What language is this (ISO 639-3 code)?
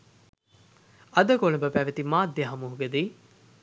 sin